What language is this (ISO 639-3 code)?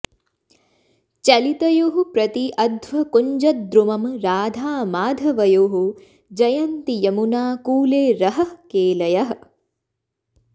san